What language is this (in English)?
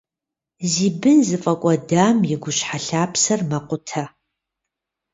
Kabardian